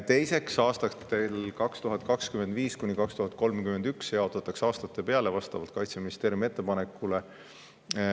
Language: Estonian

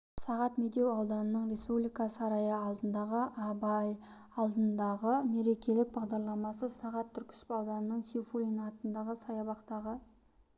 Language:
Kazakh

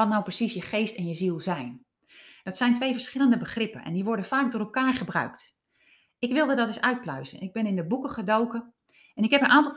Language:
Dutch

